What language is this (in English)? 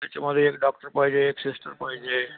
Marathi